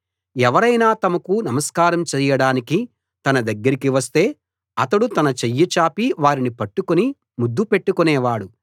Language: Telugu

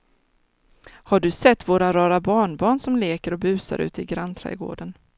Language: Swedish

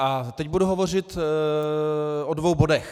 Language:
Czech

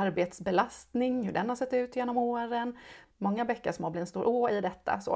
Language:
Swedish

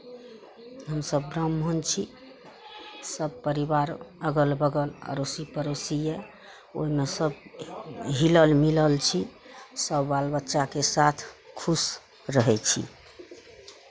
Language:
Maithili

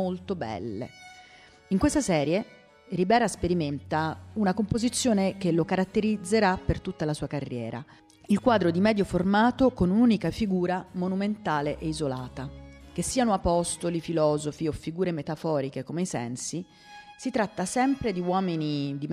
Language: Italian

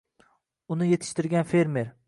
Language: Uzbek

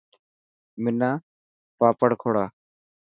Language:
Dhatki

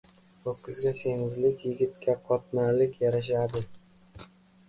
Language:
Uzbek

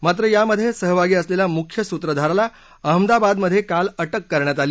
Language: Marathi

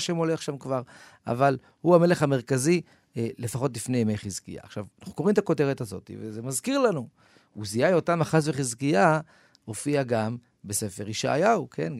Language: Hebrew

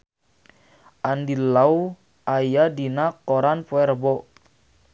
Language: Sundanese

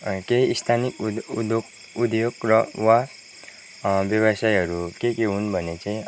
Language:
Nepali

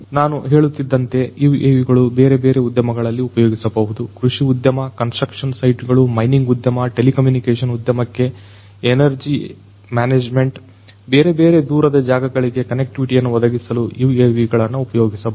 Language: Kannada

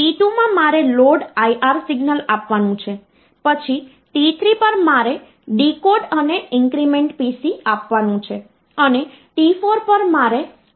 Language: Gujarati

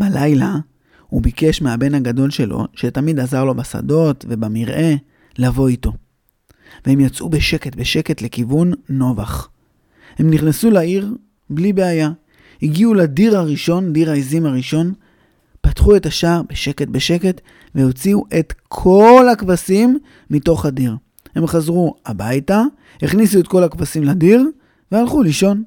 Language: Hebrew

